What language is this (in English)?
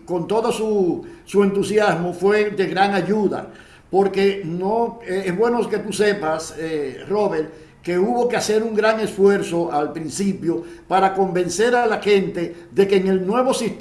Spanish